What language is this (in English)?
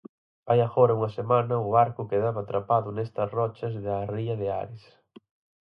Galician